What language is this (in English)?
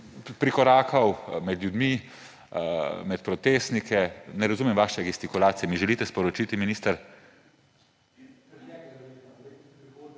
Slovenian